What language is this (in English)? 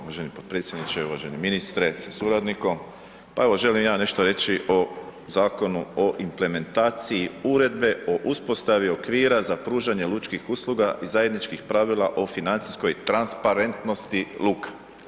Croatian